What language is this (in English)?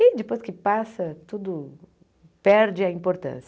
Portuguese